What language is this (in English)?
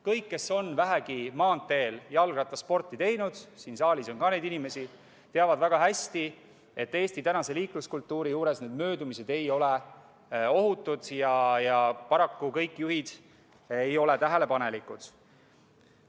Estonian